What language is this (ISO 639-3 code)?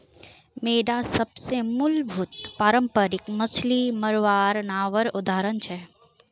mag